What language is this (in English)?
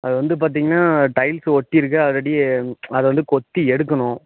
Tamil